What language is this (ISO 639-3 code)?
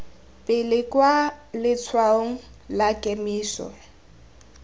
tsn